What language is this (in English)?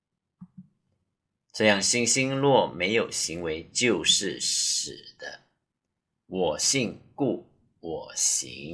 Chinese